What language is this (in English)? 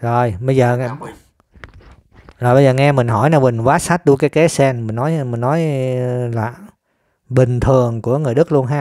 Vietnamese